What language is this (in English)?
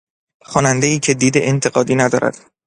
Persian